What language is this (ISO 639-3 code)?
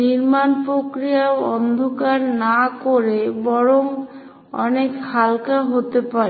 ben